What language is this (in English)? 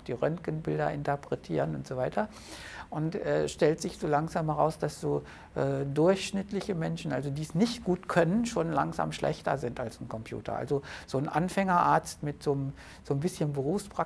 German